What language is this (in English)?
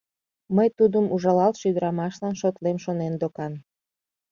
Mari